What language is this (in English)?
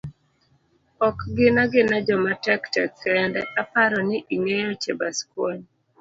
Luo (Kenya and Tanzania)